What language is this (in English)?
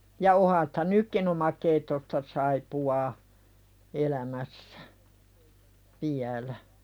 Finnish